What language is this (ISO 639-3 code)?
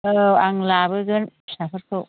brx